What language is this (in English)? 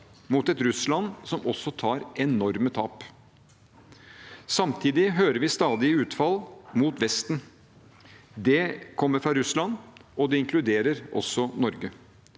Norwegian